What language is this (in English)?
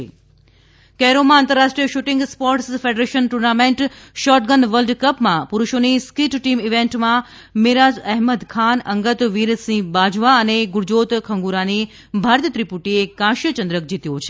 Gujarati